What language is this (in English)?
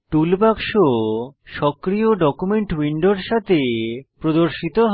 Bangla